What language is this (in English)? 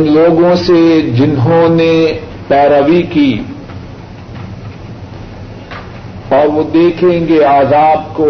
Urdu